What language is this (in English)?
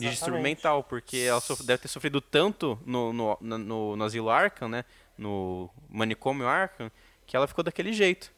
Portuguese